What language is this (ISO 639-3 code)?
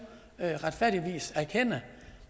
dan